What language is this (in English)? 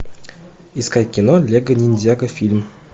Russian